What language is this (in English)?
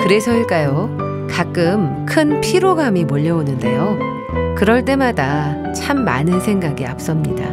Korean